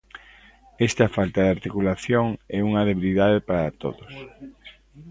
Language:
Galician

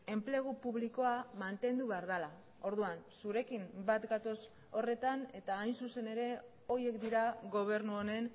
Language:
Basque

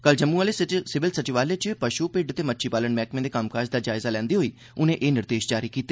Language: Dogri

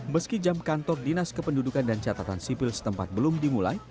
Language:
Indonesian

